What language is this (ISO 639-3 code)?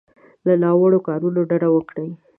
pus